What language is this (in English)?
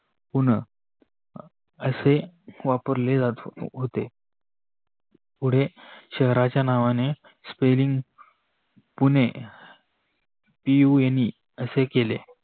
Marathi